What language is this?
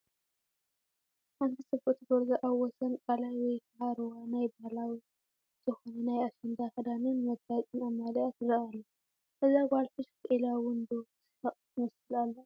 Tigrinya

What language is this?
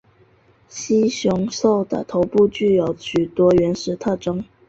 Chinese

